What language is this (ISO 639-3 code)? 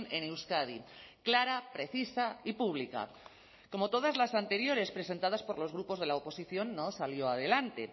spa